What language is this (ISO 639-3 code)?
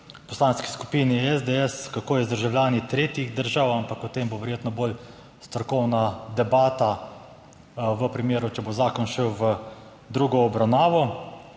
slv